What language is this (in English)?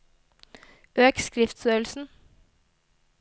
Norwegian